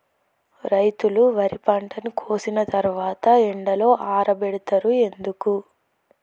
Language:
Telugu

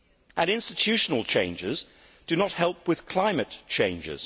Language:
English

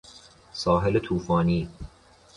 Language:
Persian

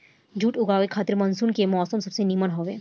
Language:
Bhojpuri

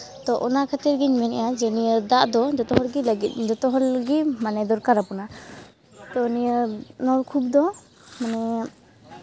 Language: Santali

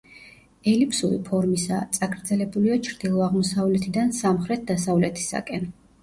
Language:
Georgian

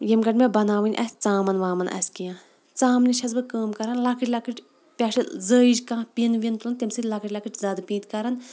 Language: Kashmiri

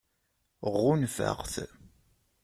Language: Kabyle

